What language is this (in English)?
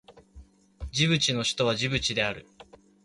Japanese